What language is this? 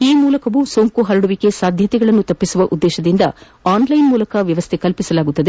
Kannada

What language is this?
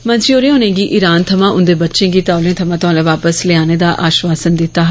Dogri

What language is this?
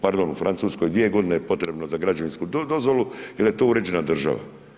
Croatian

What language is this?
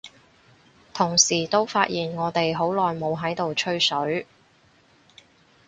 Cantonese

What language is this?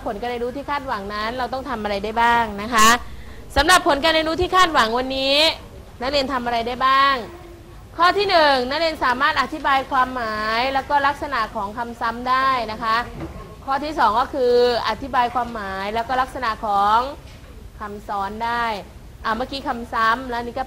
Thai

